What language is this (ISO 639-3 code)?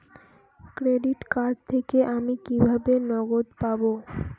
ben